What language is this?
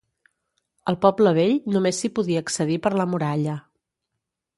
Catalan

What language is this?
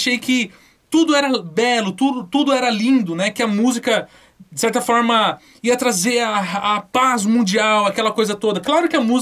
Portuguese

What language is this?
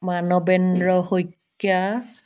Assamese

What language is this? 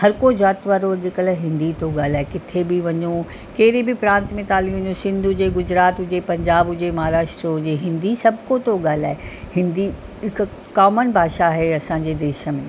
Sindhi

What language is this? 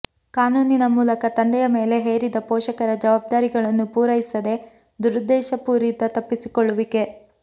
Kannada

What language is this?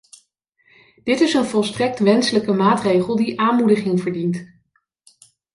Dutch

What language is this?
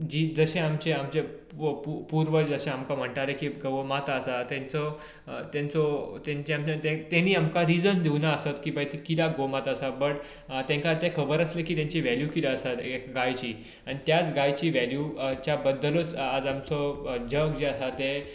Konkani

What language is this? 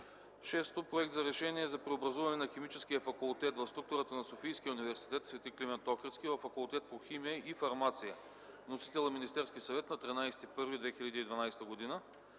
Bulgarian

